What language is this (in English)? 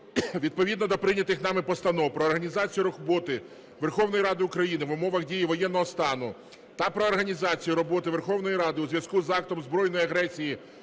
Ukrainian